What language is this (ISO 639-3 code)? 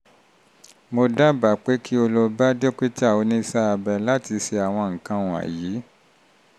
yor